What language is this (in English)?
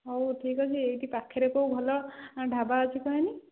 Odia